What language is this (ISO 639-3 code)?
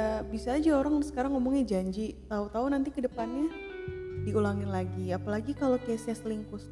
ind